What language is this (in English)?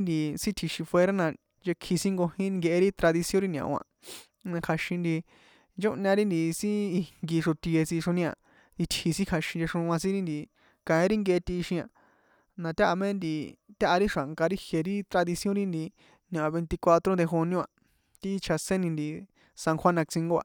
San Juan Atzingo Popoloca